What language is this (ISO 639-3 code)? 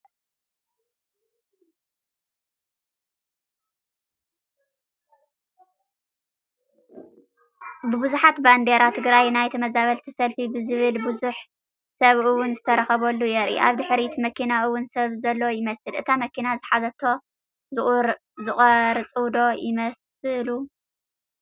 tir